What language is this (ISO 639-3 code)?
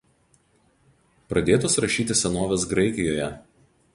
lit